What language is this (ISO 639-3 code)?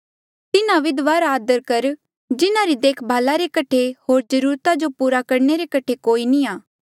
mjl